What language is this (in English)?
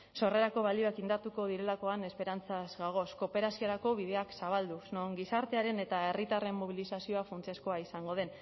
Basque